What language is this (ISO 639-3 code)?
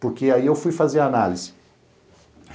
por